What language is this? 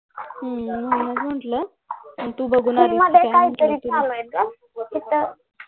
Marathi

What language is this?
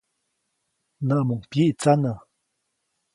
Copainalá Zoque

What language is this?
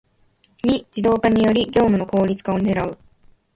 Japanese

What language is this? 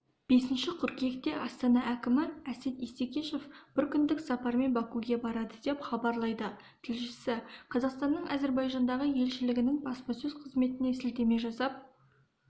Kazakh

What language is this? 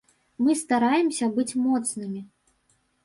Belarusian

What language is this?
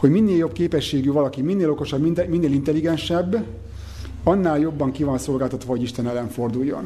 Hungarian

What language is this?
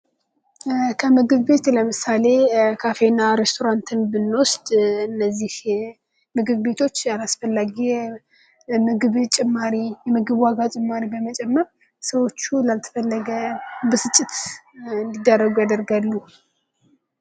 Amharic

